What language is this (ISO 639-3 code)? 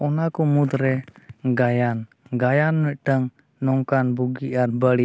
sat